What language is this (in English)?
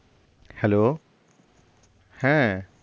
Bangla